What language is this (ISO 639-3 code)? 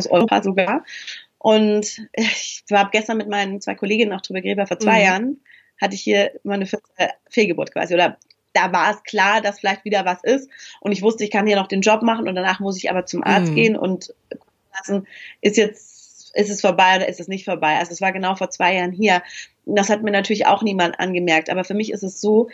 deu